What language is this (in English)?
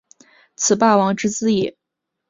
Chinese